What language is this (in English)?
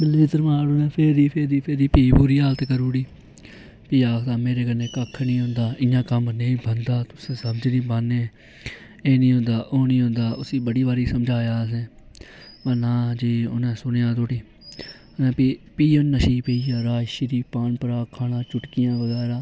Dogri